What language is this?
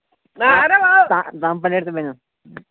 Kashmiri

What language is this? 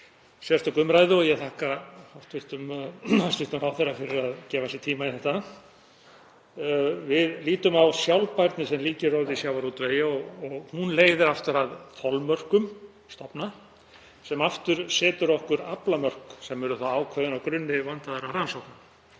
Icelandic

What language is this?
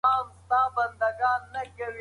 Pashto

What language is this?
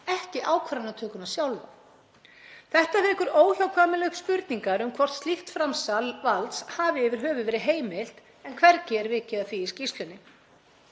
Icelandic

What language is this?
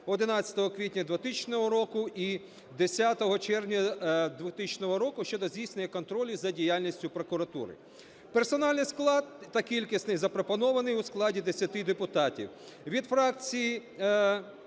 Ukrainian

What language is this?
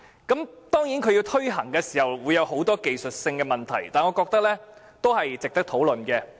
Cantonese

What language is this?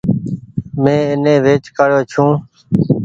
Goaria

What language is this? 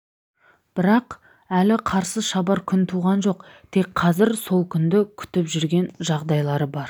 Kazakh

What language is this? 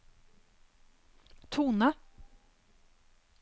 Norwegian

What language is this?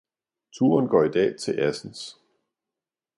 Danish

